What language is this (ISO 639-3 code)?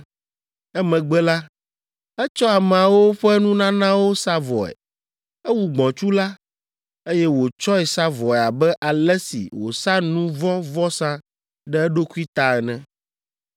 ewe